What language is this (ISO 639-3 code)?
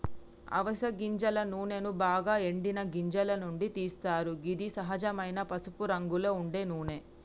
tel